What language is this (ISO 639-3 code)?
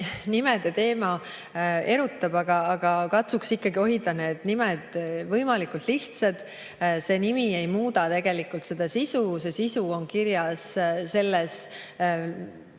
est